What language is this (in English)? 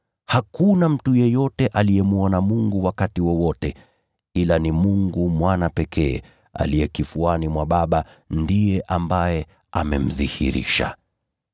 Swahili